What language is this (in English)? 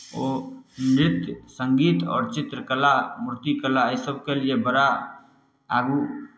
Maithili